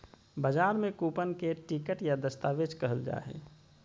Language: Magahi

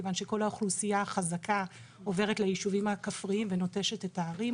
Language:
Hebrew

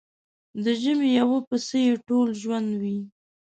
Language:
Pashto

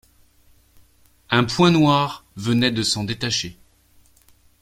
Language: French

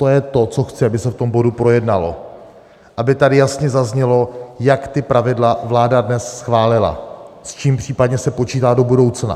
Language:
Czech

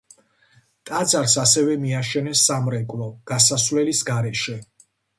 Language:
Georgian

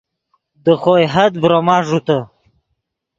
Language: Yidgha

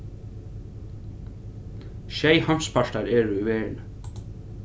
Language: Faroese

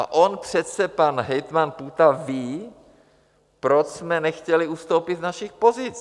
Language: Czech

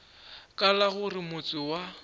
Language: Northern Sotho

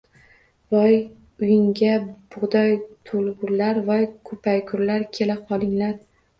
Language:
Uzbek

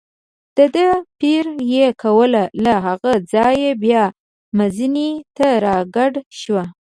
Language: Pashto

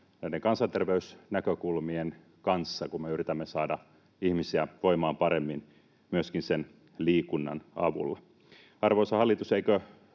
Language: Finnish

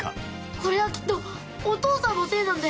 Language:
Japanese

